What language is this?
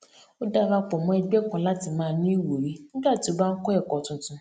Yoruba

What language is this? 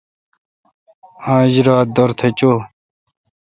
Kalkoti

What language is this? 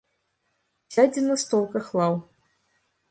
Belarusian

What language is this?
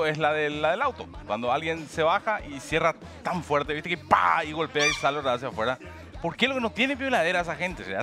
Spanish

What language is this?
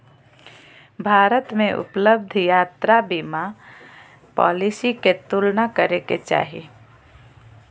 Magahi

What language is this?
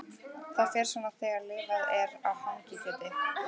Icelandic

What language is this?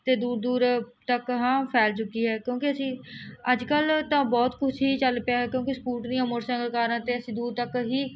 Punjabi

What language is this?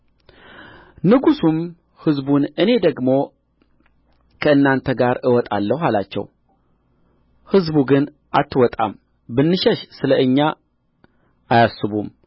Amharic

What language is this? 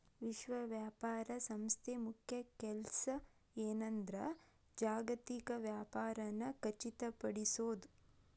Kannada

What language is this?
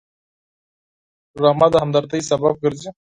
Pashto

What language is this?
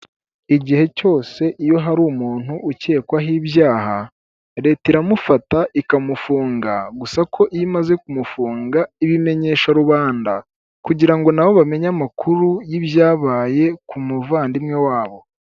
Kinyarwanda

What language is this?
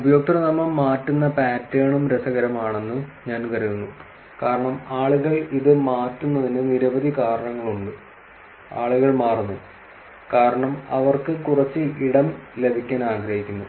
Malayalam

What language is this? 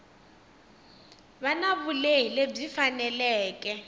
Tsonga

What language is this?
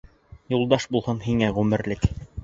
Bashkir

